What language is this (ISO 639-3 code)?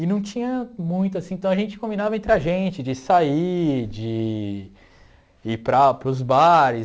por